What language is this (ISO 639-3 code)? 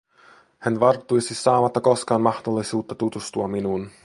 fin